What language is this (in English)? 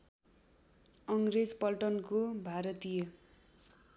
Nepali